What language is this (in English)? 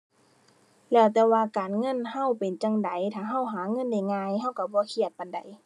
Thai